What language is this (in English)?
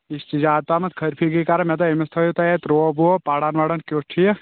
Kashmiri